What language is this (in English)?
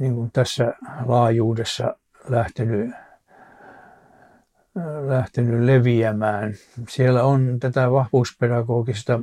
Finnish